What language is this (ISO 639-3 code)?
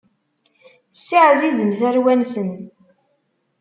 kab